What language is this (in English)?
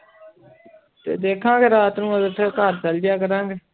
Punjabi